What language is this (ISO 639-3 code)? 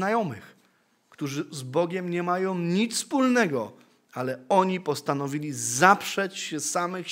pol